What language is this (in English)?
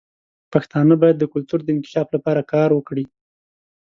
Pashto